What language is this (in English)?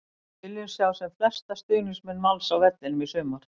Icelandic